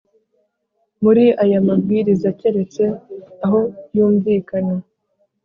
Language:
Kinyarwanda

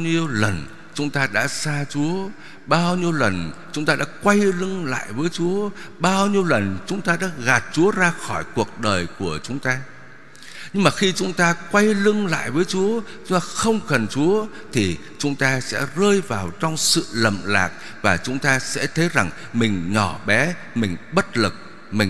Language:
Vietnamese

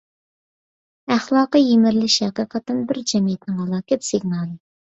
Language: Uyghur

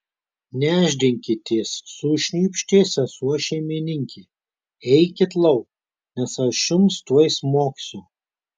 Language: Lithuanian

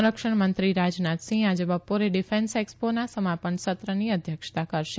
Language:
Gujarati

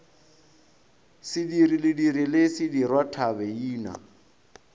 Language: Northern Sotho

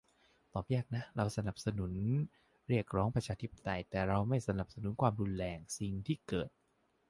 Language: Thai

